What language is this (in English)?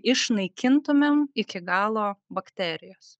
Lithuanian